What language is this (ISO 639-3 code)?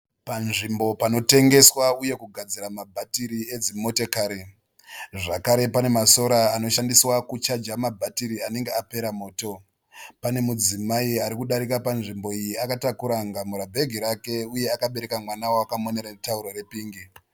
sna